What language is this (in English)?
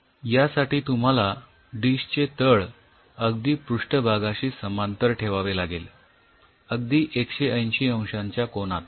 Marathi